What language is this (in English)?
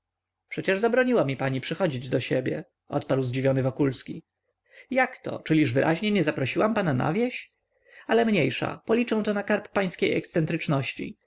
Polish